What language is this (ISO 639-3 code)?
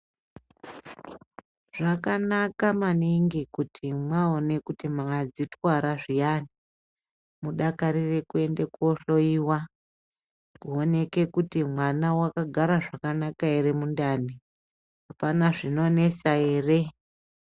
ndc